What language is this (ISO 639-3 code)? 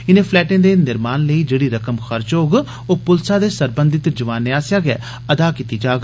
doi